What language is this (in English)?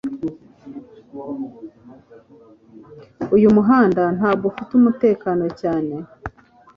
Kinyarwanda